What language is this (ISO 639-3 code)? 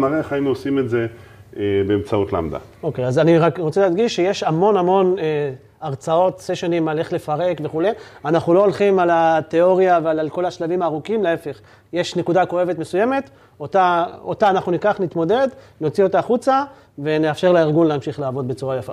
heb